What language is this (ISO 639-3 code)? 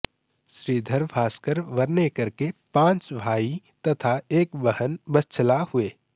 san